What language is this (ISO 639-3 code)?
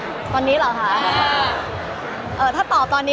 tha